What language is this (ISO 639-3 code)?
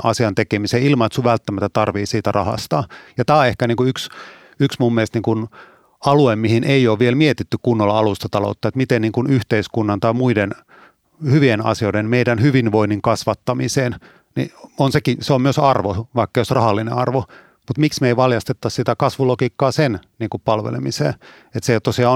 fin